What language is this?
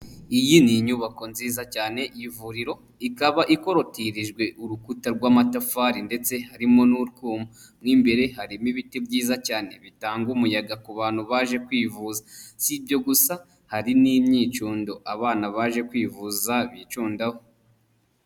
Kinyarwanda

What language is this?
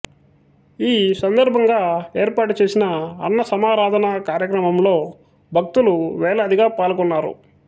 Telugu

